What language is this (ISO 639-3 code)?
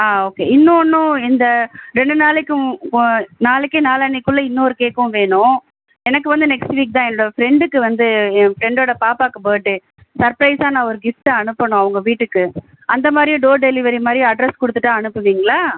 tam